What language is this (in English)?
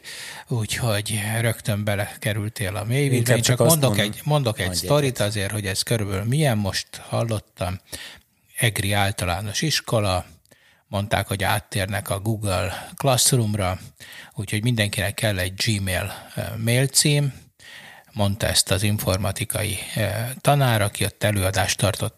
Hungarian